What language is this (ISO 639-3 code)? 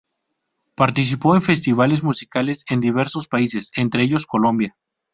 spa